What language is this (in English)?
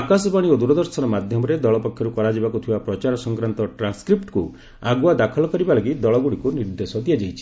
Odia